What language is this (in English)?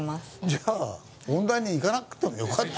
Japanese